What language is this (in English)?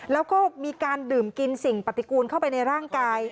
Thai